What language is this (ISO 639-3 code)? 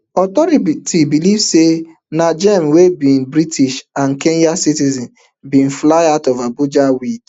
pcm